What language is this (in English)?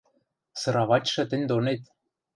Western Mari